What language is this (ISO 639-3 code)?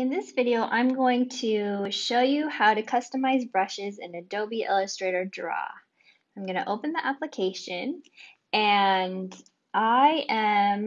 eng